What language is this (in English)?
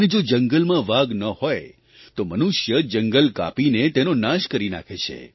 Gujarati